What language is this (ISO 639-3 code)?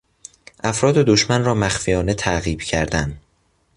fas